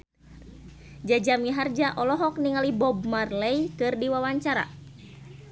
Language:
Sundanese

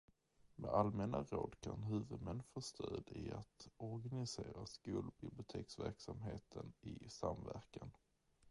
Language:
Swedish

